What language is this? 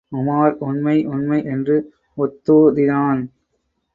Tamil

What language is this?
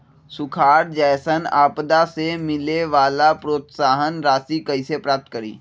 Magahi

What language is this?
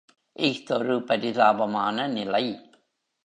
Tamil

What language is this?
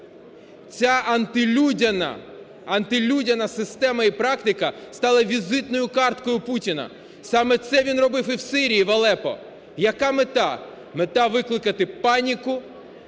Ukrainian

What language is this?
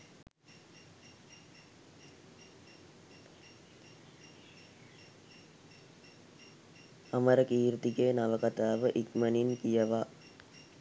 Sinhala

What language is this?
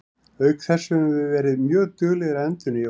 Icelandic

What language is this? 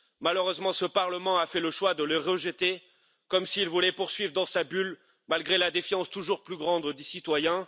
French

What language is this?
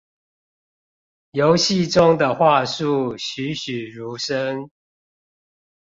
Chinese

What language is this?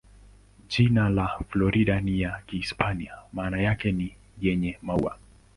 Swahili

